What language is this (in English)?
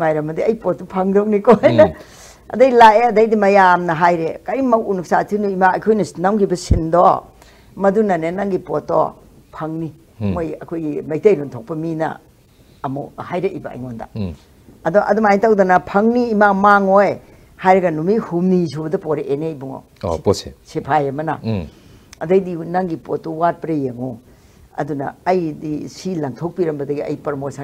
Korean